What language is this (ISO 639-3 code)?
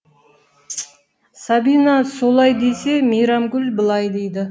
kaz